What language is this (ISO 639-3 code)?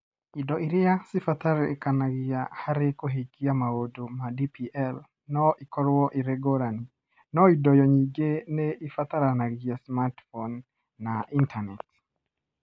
kik